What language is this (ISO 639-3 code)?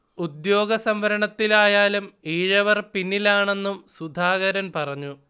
mal